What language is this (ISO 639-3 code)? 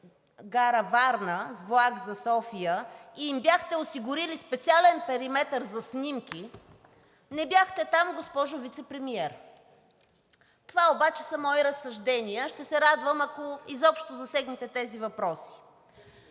bul